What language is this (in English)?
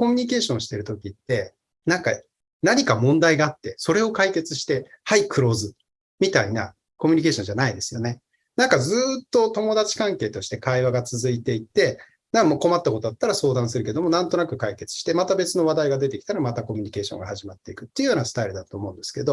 Japanese